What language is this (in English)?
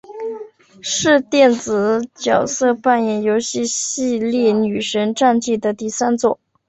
Chinese